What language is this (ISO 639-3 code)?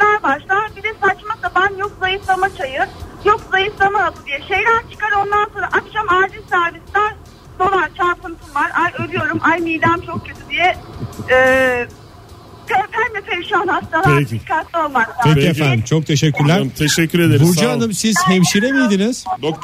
tur